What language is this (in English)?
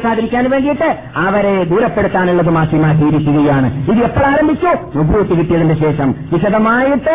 Malayalam